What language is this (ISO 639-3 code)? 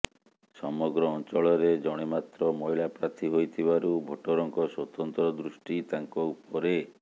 ori